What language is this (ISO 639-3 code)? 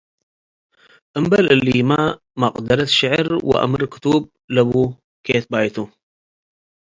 tig